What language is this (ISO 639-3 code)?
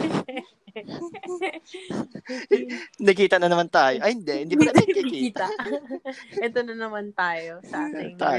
fil